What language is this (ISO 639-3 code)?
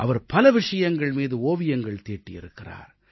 tam